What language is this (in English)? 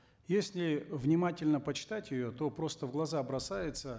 Kazakh